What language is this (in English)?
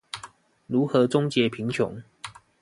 Chinese